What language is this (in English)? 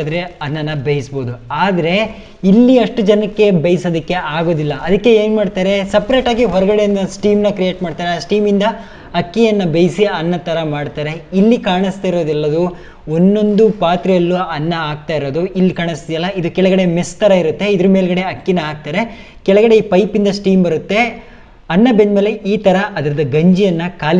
English